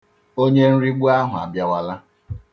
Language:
Igbo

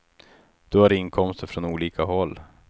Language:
Swedish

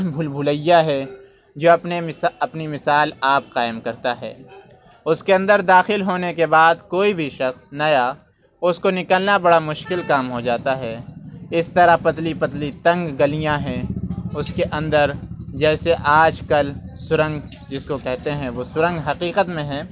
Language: Urdu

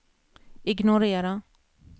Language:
Swedish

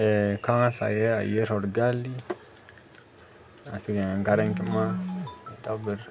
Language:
Masai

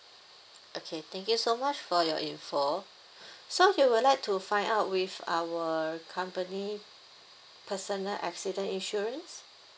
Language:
English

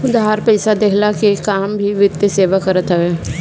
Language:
Bhojpuri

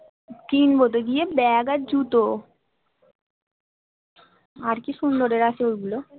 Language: Bangla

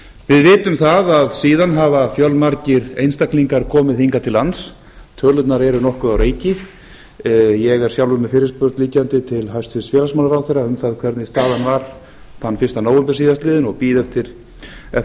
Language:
Icelandic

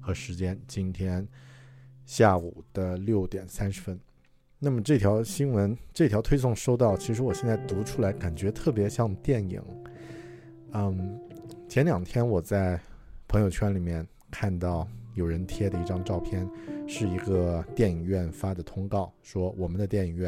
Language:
Chinese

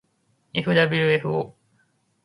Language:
Japanese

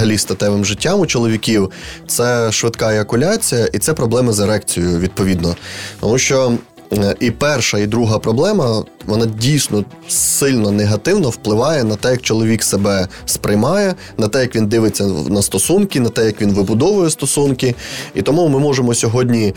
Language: Ukrainian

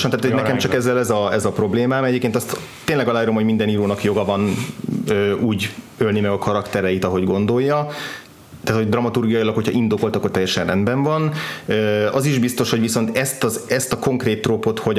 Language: Hungarian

